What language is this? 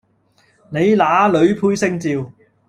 Cantonese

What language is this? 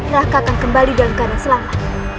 Indonesian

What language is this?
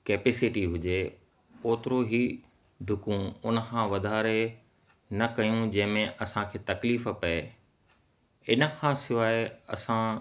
Sindhi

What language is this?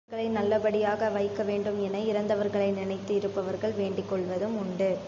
Tamil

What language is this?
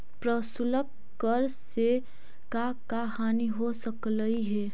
Magahi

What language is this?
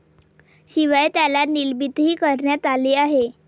Marathi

